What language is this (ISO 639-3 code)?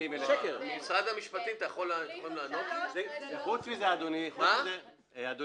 heb